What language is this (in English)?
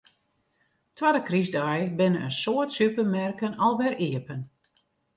Western Frisian